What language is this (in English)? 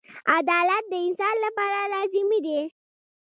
Pashto